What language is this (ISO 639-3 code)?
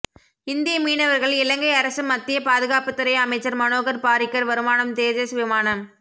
tam